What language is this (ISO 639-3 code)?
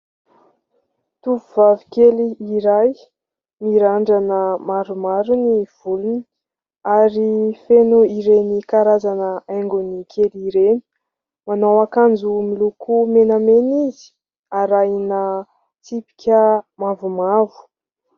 mlg